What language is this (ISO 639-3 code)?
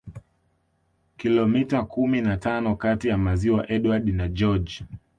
swa